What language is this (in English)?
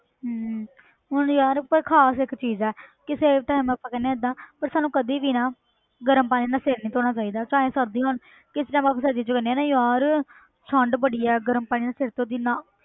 Punjabi